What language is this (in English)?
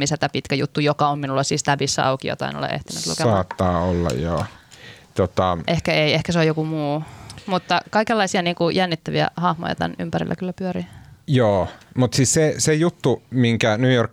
Finnish